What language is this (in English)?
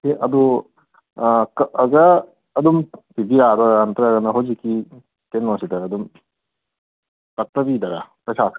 Manipuri